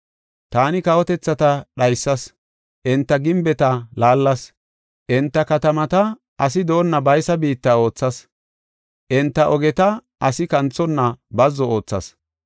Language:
Gofa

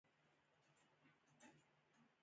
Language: Pashto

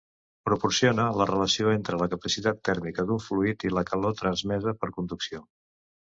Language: Catalan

